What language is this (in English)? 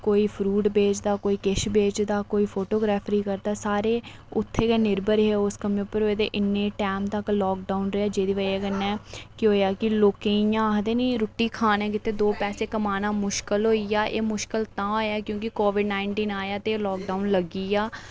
Dogri